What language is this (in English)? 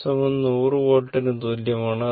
Malayalam